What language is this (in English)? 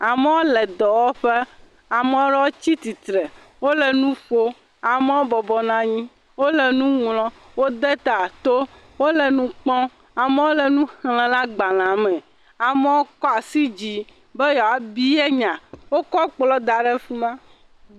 Ewe